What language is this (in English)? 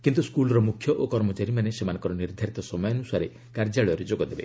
Odia